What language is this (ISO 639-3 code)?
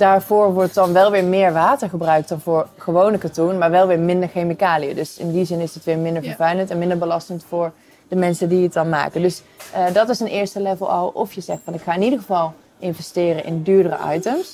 nld